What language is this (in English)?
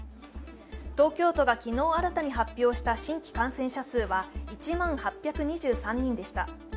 Japanese